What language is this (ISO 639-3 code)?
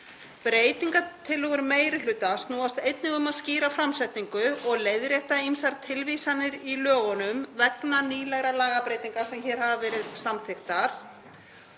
isl